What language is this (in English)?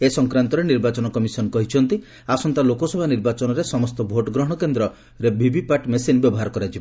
Odia